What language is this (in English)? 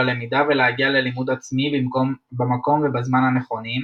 Hebrew